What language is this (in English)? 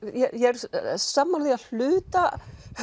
Icelandic